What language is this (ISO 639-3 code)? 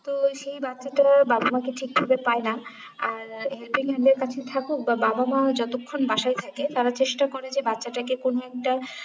ben